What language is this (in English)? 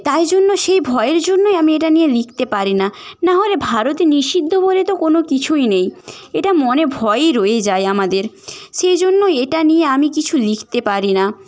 Bangla